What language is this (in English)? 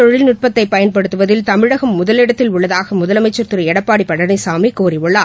Tamil